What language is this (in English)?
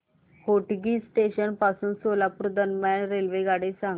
Marathi